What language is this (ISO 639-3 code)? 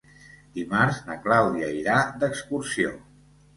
cat